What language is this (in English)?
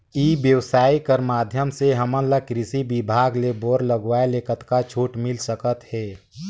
Chhattisgarhi